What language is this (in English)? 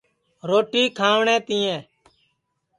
Sansi